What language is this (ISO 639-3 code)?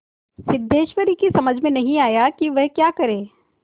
hin